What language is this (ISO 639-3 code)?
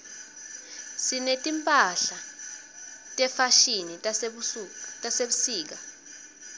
ssw